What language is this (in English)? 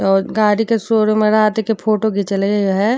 Bhojpuri